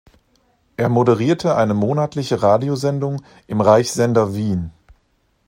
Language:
German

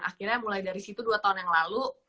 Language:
Indonesian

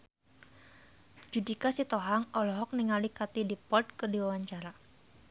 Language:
Sundanese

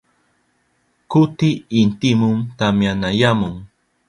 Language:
Southern Pastaza Quechua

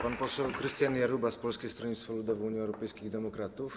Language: Polish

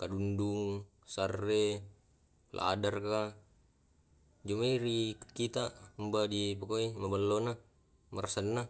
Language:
Tae'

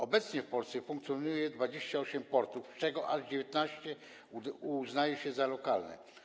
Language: Polish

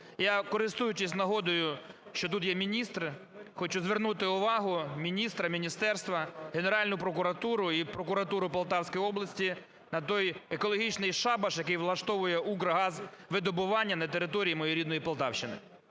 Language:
Ukrainian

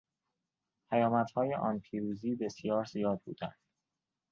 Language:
Persian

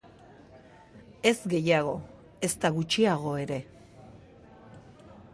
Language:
Basque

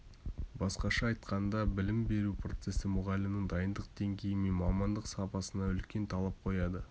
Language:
Kazakh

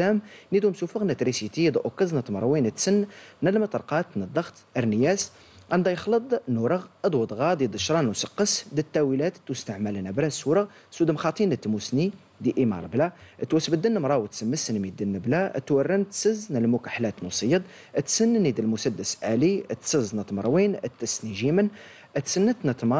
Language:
Arabic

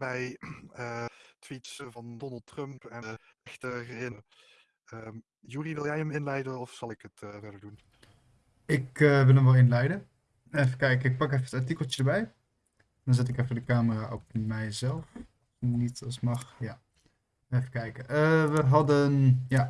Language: Dutch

